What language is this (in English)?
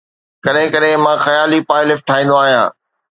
Sindhi